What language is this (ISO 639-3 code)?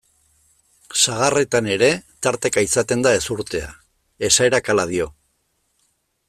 eus